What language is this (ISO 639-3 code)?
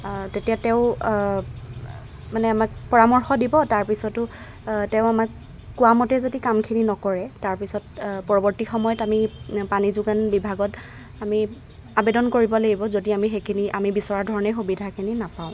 asm